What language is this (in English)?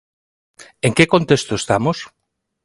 Galician